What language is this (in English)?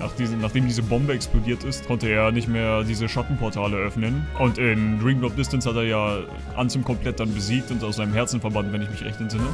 German